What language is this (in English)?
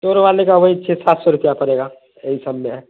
Urdu